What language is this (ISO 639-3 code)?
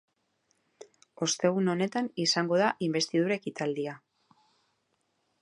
eus